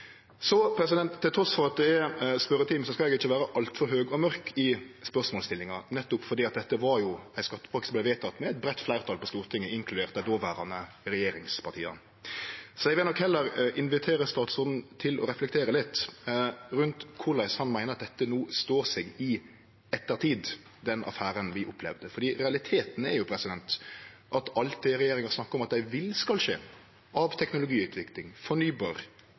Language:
Norwegian Nynorsk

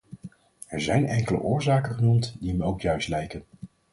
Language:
Dutch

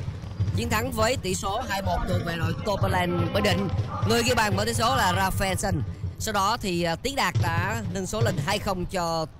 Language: Vietnamese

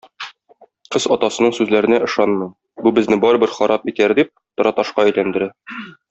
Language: Tatar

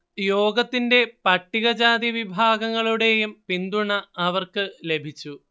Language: Malayalam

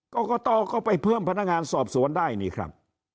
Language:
Thai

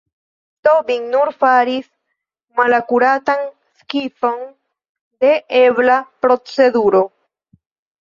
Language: Esperanto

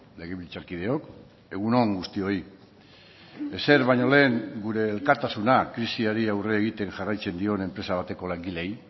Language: Basque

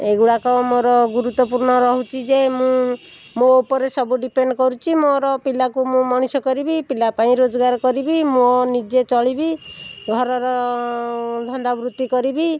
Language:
Odia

